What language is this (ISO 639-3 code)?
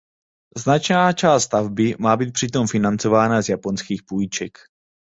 ces